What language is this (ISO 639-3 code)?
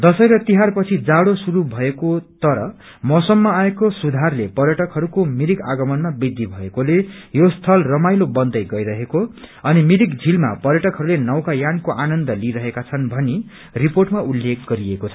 nep